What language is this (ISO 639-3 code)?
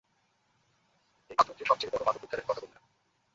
ben